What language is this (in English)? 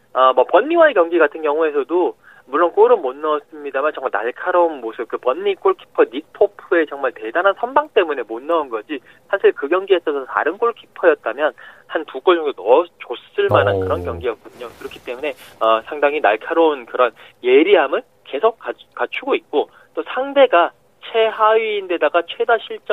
Korean